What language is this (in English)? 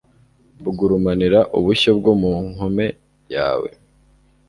Kinyarwanda